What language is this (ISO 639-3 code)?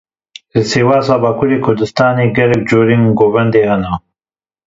kur